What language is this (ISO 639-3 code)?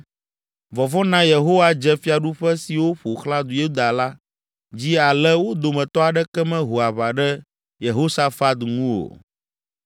ewe